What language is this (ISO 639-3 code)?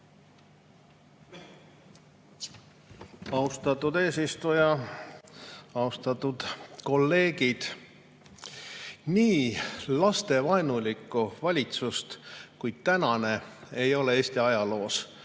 est